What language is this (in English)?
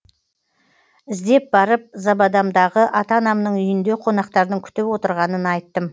Kazakh